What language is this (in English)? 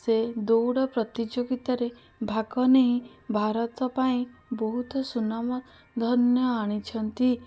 Odia